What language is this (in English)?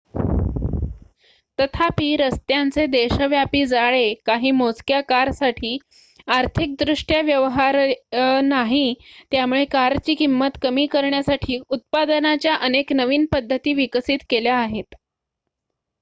Marathi